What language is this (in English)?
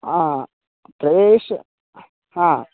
Sanskrit